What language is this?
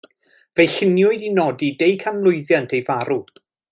Welsh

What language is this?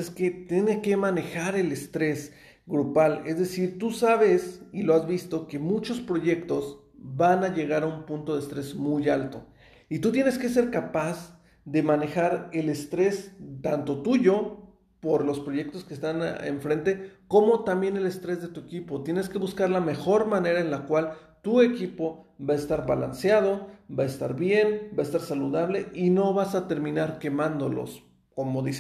Spanish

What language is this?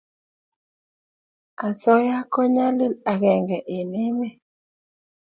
Kalenjin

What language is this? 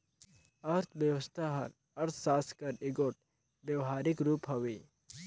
Chhattisgarhi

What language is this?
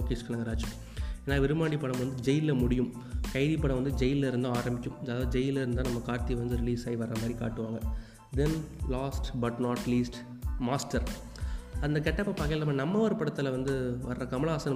Tamil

